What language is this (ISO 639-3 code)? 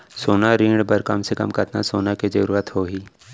hne